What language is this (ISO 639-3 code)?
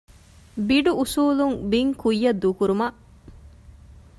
div